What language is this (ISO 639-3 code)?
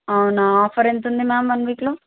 tel